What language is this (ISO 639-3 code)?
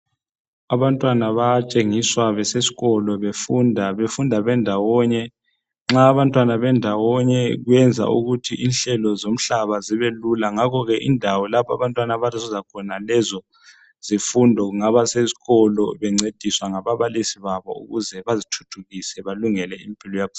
nde